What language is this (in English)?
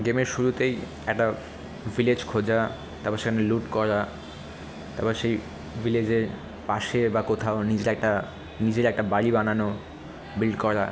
Bangla